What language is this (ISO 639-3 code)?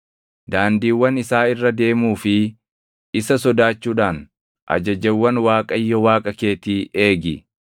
orm